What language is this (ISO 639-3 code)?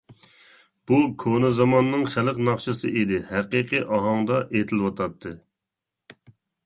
uig